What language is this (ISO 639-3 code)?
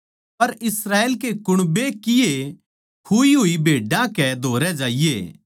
bgc